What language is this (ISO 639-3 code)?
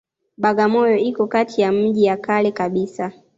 swa